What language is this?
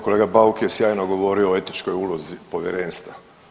Croatian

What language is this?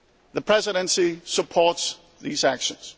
English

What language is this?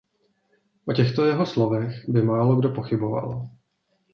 Czech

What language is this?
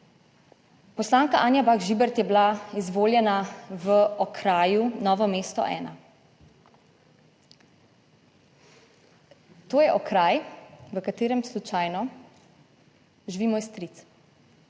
Slovenian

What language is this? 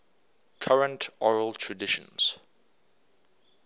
English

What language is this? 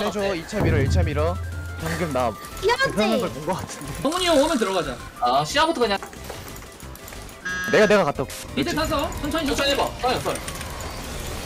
Korean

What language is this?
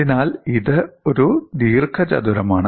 Malayalam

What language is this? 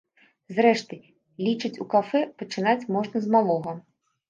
Belarusian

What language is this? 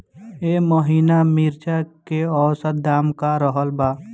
Bhojpuri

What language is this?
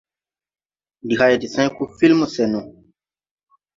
Tupuri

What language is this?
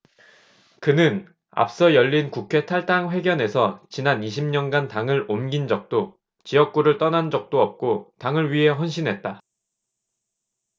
Korean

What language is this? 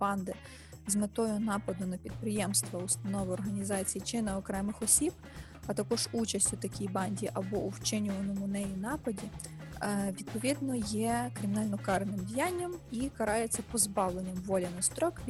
Ukrainian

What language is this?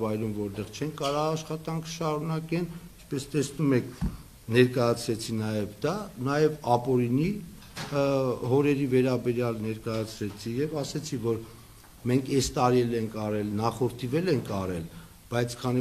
Turkish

